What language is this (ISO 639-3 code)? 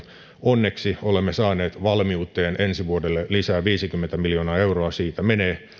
fin